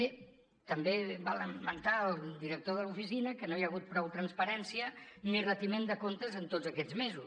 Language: Catalan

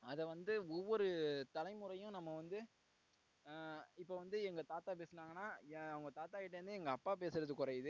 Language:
Tamil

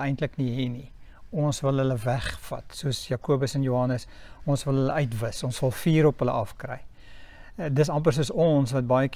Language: Dutch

